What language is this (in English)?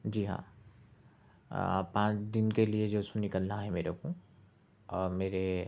Urdu